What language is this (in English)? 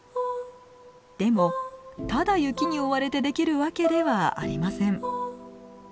Japanese